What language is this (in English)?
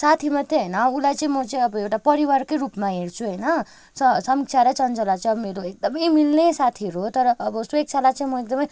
Nepali